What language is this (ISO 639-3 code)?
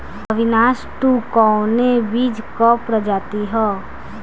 bho